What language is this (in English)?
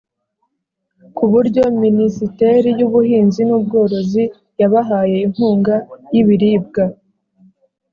Kinyarwanda